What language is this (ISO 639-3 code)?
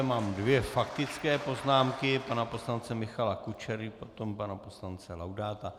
ces